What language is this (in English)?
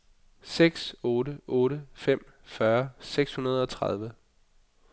Danish